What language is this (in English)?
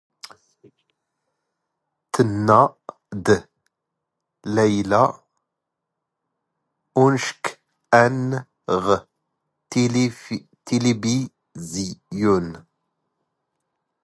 Standard Moroccan Tamazight